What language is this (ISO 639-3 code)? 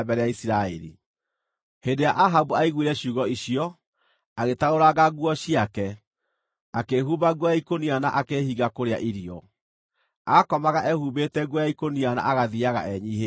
kik